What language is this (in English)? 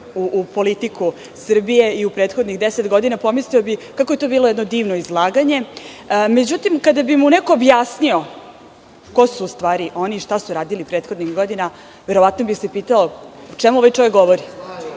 Serbian